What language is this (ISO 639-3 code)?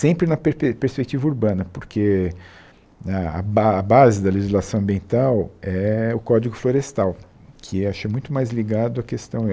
por